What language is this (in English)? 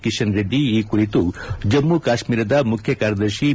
Kannada